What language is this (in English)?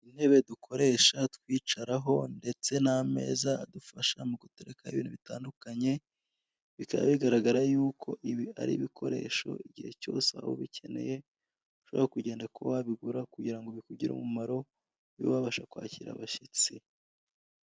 Kinyarwanda